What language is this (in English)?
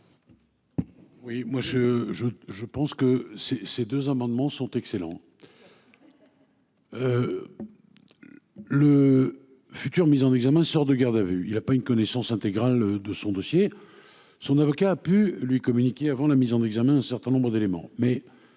French